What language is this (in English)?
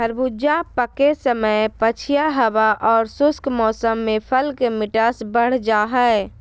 Magahi